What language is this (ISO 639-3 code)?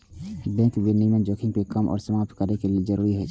mai